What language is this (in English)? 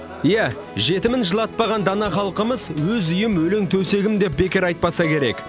Kazakh